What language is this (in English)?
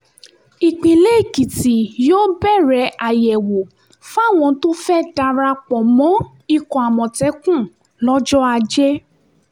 Yoruba